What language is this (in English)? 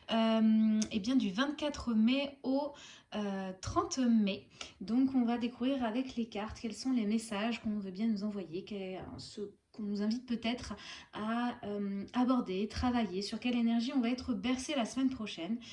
French